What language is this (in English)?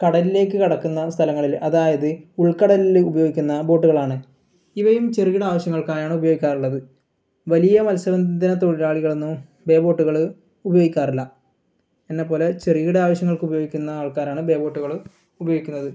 Malayalam